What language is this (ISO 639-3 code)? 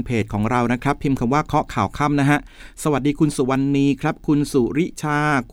tha